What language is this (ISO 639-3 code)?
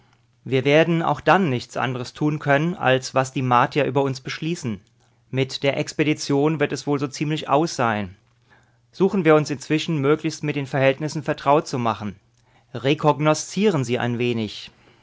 deu